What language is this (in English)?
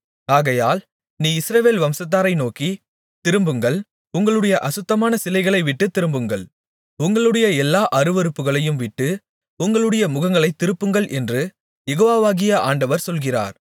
Tamil